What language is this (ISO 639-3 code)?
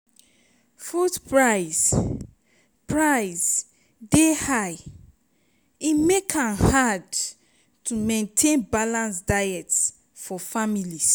pcm